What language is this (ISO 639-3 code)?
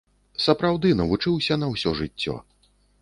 bel